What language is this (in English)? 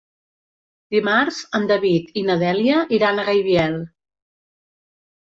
Catalan